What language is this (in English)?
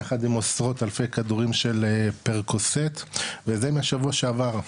Hebrew